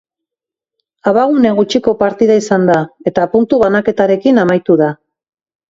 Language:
Basque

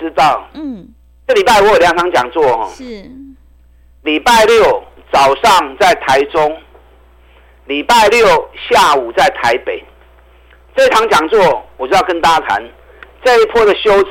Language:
Chinese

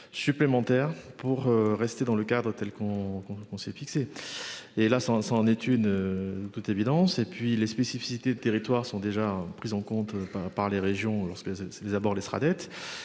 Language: French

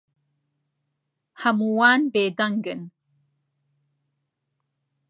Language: Central Kurdish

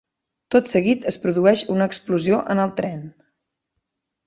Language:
Catalan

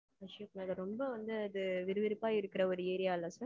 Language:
Tamil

